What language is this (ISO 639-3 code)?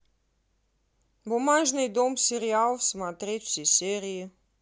rus